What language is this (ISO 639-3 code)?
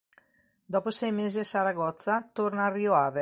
ita